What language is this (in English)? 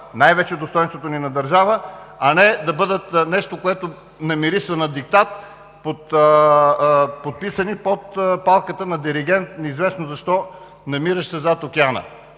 Bulgarian